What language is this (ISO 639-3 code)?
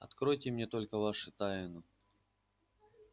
rus